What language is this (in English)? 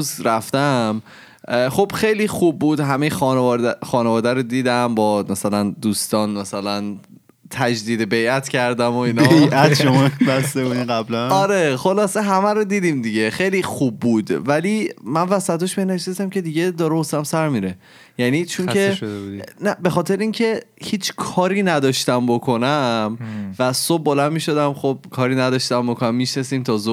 Persian